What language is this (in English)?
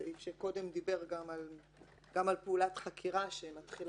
Hebrew